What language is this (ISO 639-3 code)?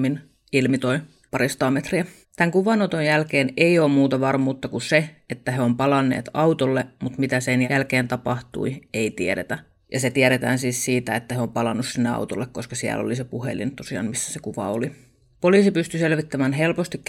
fin